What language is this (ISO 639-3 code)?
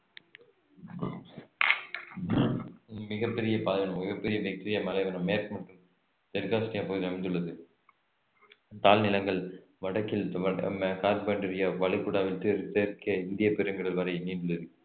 tam